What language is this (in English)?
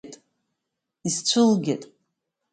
Abkhazian